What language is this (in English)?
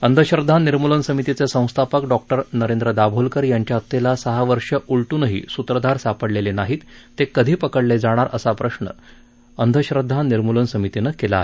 Marathi